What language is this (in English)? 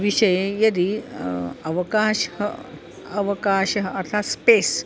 Sanskrit